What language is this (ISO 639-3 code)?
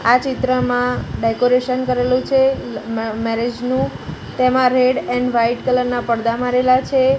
guj